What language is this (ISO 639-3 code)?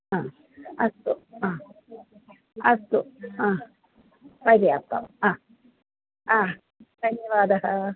san